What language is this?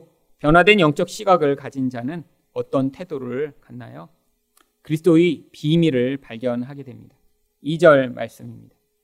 Korean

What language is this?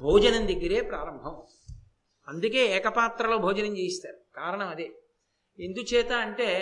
Telugu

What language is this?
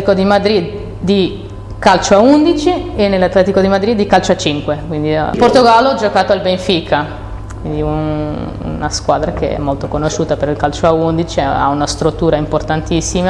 Italian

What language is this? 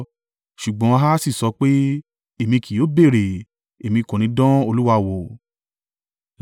Yoruba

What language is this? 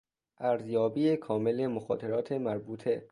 Persian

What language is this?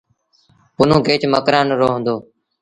Sindhi Bhil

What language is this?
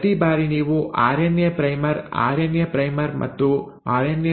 Kannada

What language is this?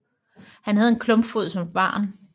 Danish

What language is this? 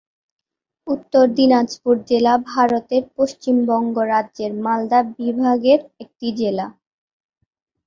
Bangla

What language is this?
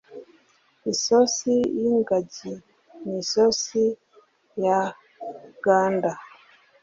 Kinyarwanda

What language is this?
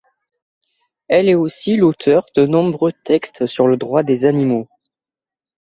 French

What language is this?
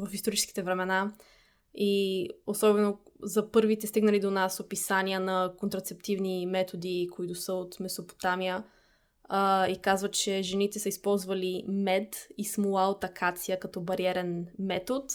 Bulgarian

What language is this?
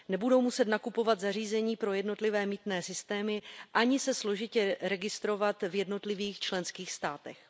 Czech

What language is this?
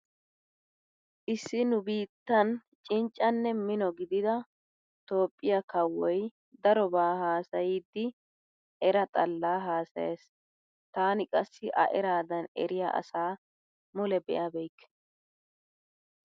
Wolaytta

